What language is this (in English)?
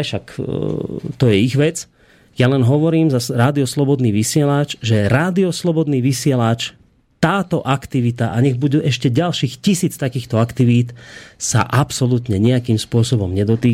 Slovak